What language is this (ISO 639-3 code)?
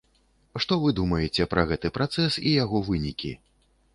bel